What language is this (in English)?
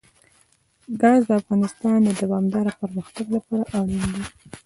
Pashto